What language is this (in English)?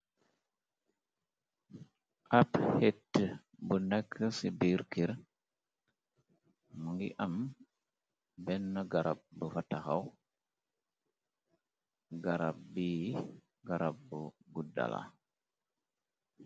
Wolof